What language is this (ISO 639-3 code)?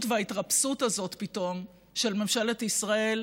heb